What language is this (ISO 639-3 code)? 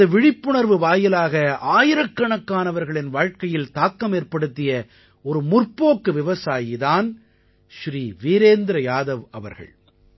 tam